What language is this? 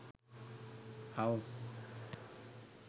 Sinhala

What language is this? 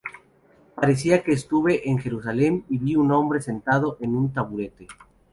Spanish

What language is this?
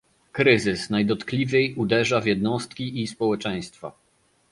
Polish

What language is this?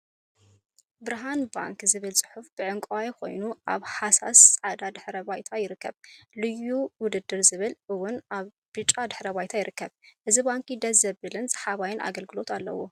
Tigrinya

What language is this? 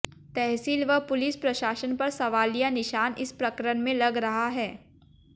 Hindi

